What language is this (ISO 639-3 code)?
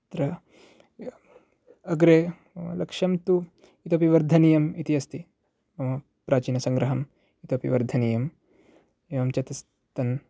san